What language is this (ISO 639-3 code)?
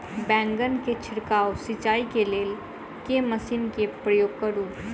mai